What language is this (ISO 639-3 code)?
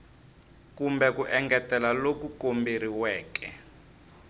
tso